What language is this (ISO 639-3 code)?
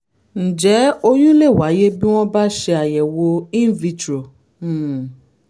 yor